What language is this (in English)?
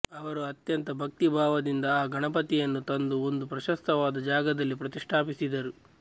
Kannada